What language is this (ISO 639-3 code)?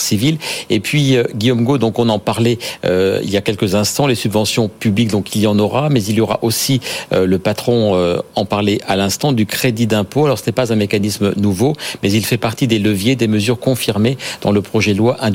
fra